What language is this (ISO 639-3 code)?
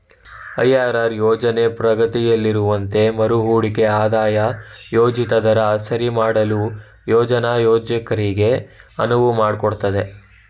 kan